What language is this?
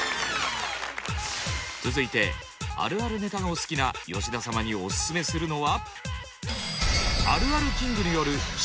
Japanese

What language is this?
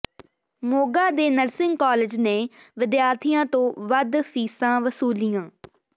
Punjabi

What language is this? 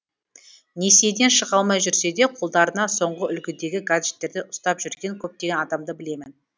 Kazakh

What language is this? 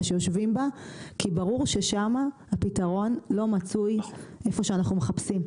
Hebrew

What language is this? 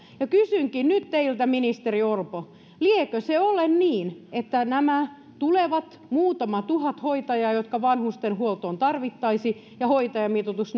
Finnish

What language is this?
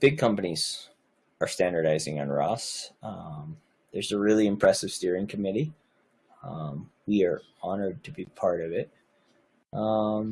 English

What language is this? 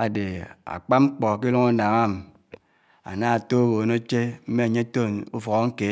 Anaang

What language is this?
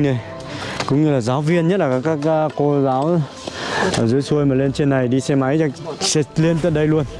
Vietnamese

